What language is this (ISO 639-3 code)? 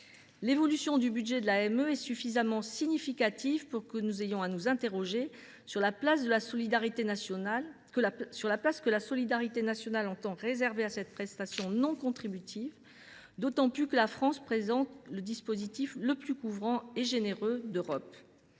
fra